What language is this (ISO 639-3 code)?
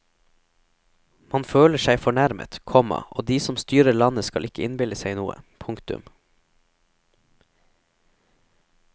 nor